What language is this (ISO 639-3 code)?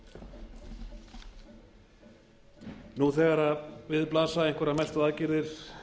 isl